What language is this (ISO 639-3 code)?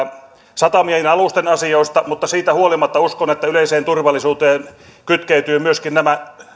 fin